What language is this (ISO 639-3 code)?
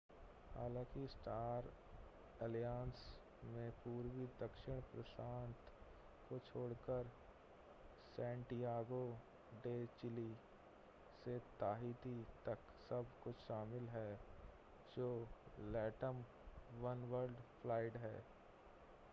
hin